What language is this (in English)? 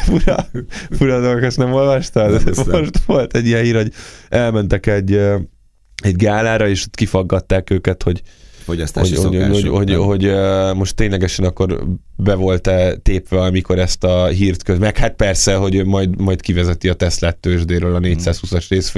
Hungarian